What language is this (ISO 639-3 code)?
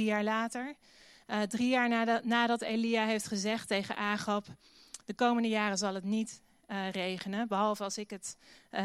nld